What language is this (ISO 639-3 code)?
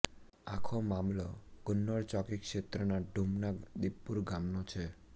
guj